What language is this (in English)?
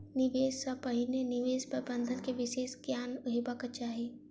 Maithili